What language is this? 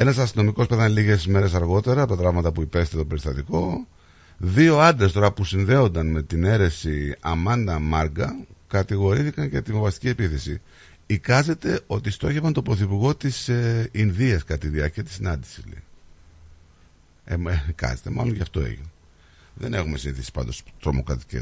Greek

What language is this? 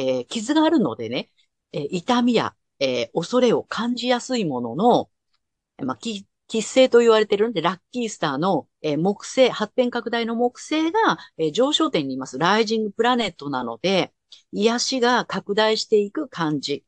Japanese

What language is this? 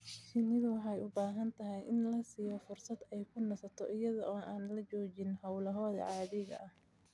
Somali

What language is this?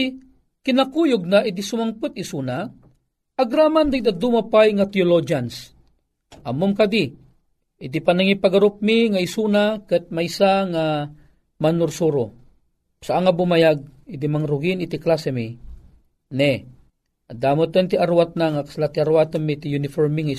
Filipino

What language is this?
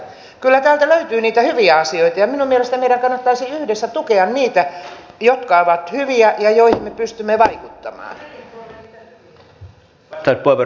Finnish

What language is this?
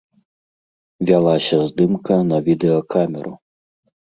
Belarusian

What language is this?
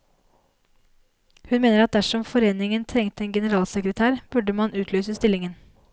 Norwegian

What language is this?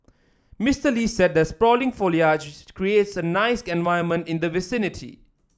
English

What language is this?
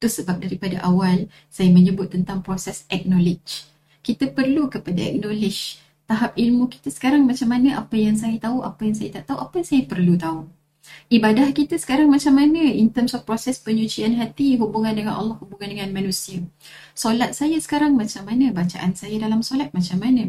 Malay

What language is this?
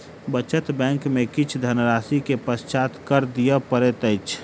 Maithili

